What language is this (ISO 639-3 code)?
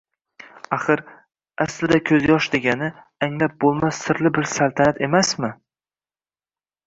uzb